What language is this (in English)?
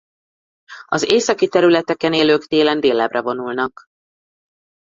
Hungarian